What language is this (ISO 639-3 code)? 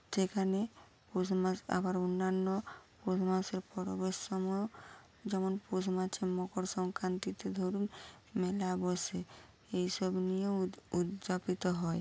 ben